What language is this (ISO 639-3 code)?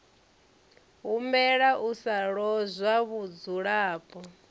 ven